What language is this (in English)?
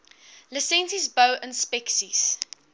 Afrikaans